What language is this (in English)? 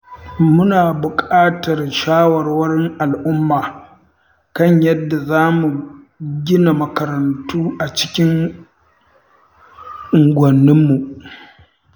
Hausa